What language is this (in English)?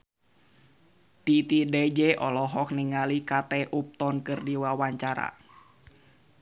Sundanese